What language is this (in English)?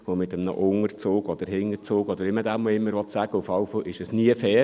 Swiss German